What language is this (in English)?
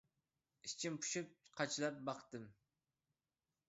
Uyghur